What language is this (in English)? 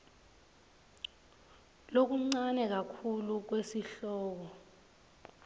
Swati